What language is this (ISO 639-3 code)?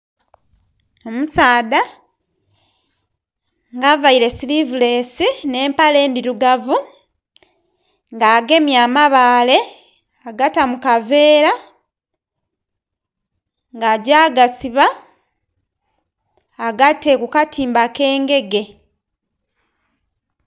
xog